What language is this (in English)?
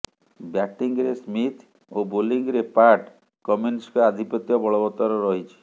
Odia